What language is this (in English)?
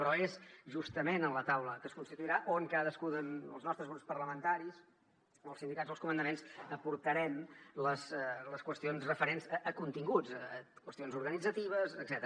Catalan